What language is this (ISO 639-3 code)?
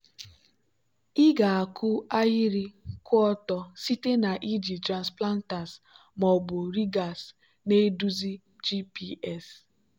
ibo